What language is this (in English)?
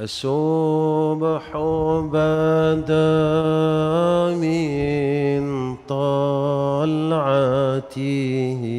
Malay